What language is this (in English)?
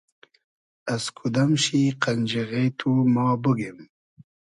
Hazaragi